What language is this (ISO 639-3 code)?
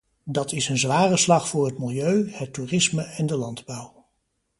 nld